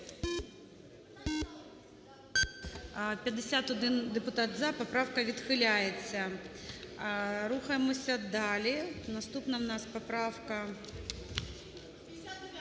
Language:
Ukrainian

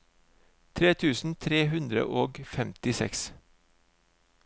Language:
Norwegian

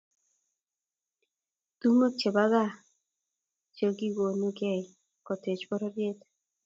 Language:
Kalenjin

